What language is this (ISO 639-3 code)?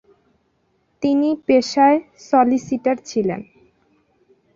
ben